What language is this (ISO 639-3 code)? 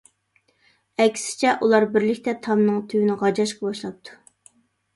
uig